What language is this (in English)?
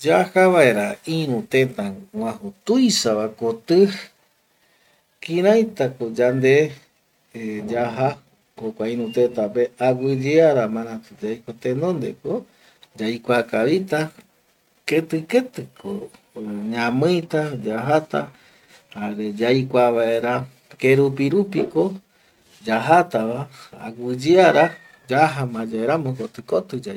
Eastern Bolivian Guaraní